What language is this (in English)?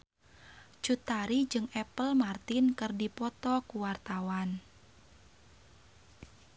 Sundanese